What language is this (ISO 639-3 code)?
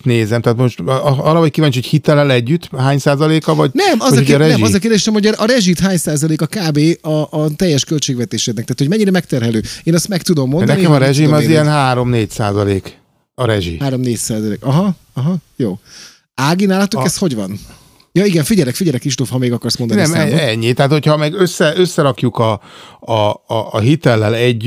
hun